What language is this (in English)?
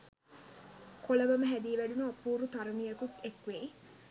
Sinhala